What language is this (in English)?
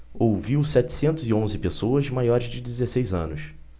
Portuguese